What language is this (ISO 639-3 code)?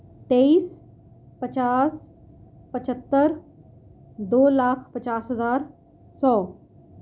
urd